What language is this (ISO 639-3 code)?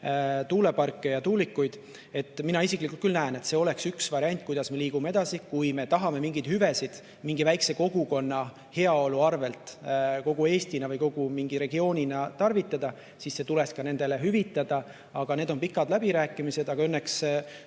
est